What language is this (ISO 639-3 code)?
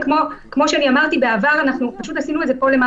heb